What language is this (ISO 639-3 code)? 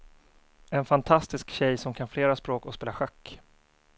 swe